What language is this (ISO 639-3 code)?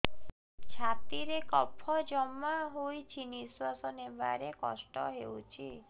ori